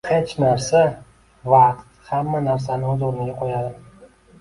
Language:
Uzbek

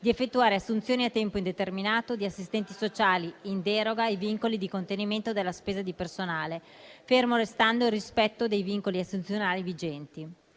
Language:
Italian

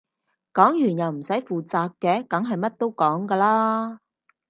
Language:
Cantonese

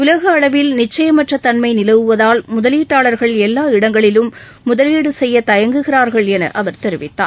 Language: Tamil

